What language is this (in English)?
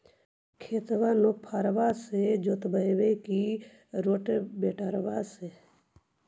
Magahi